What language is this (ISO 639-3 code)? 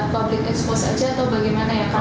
ind